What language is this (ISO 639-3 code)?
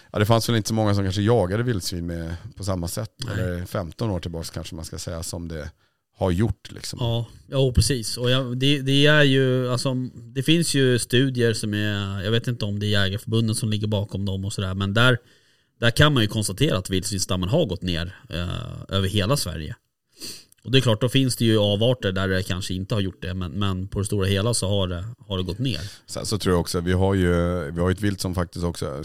swe